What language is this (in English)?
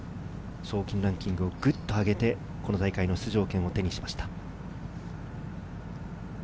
Japanese